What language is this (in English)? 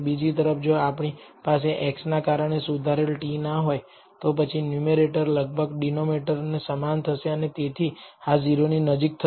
Gujarati